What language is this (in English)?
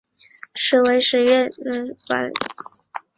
Chinese